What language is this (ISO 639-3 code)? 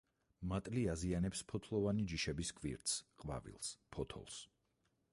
kat